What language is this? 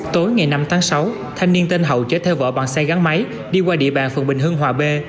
Vietnamese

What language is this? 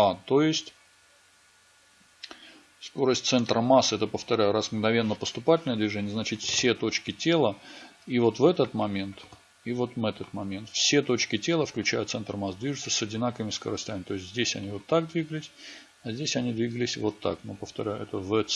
Russian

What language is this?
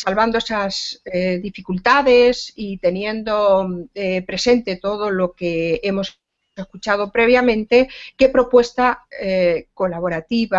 Spanish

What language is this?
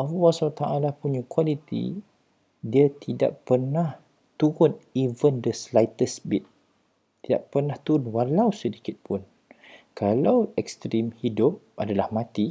Malay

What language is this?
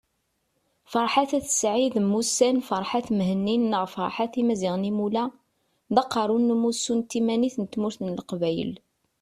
Kabyle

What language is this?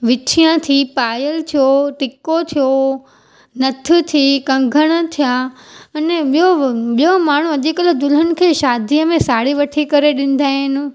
Sindhi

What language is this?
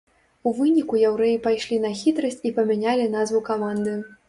Belarusian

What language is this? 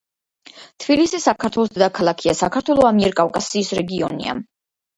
Georgian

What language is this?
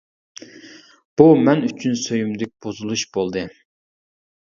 Uyghur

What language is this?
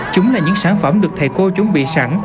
Vietnamese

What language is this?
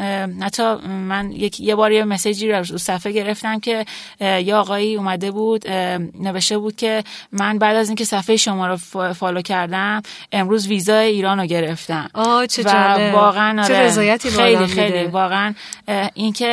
Persian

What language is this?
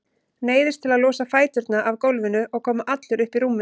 Icelandic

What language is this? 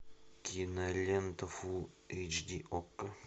Russian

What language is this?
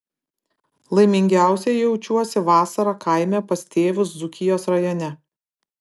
Lithuanian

